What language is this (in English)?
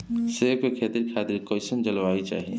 Bhojpuri